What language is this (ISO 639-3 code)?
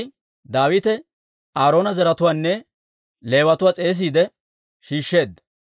dwr